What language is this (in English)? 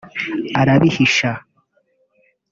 Kinyarwanda